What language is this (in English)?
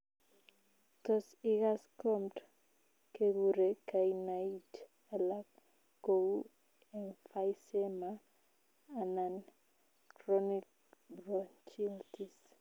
Kalenjin